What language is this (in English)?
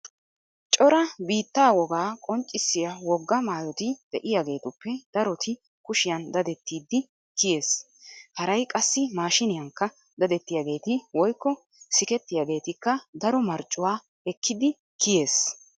Wolaytta